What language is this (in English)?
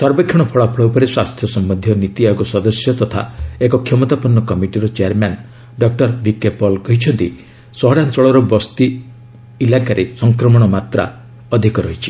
Odia